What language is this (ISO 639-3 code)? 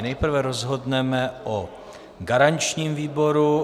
ces